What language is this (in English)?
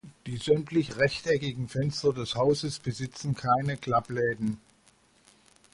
German